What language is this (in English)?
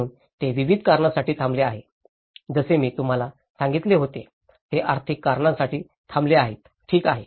Marathi